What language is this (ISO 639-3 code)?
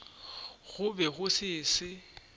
nso